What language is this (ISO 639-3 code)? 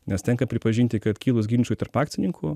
lit